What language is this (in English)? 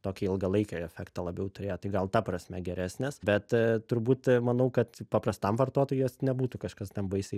Lithuanian